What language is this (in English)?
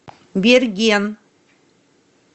Russian